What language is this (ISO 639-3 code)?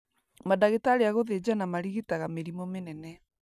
kik